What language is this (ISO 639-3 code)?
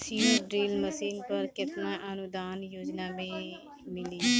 bho